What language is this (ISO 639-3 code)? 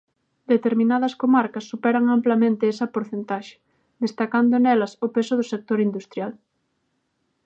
glg